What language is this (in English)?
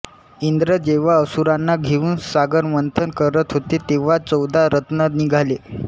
Marathi